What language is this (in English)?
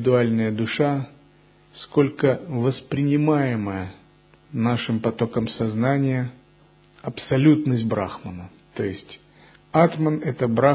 Russian